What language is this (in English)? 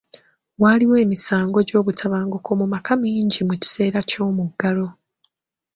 Ganda